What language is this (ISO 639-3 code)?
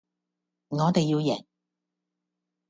yue